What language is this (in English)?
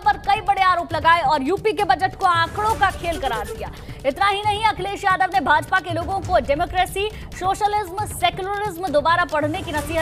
Hindi